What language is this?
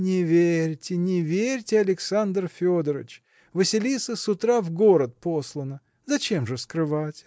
Russian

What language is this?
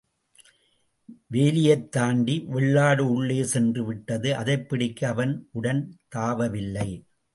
Tamil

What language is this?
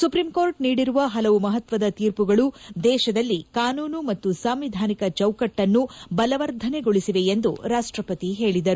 Kannada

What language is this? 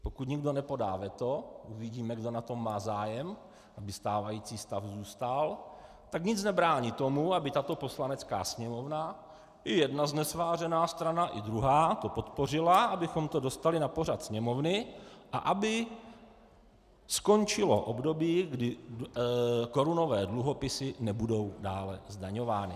Czech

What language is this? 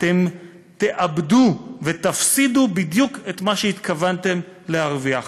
Hebrew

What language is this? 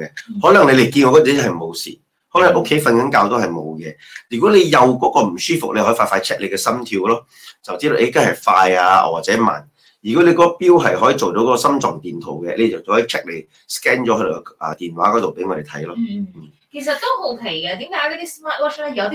Chinese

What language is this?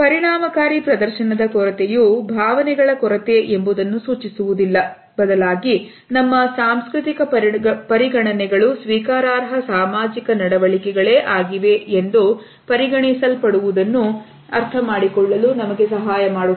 Kannada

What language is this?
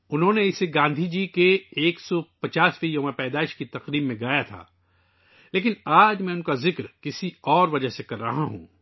Urdu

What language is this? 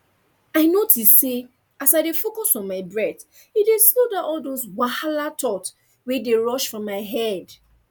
Nigerian Pidgin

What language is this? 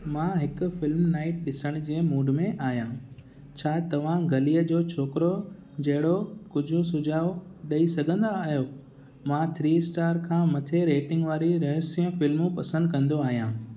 Sindhi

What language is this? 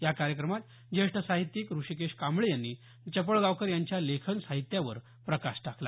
Marathi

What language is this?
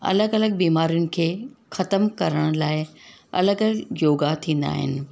Sindhi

